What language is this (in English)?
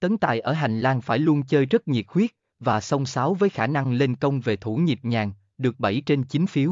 Vietnamese